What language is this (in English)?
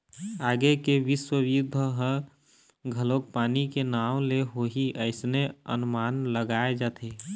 Chhattisgarhi